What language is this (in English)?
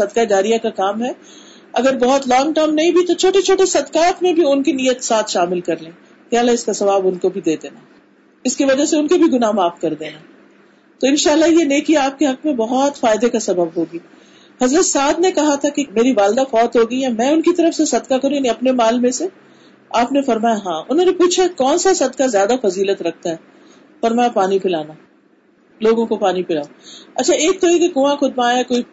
Urdu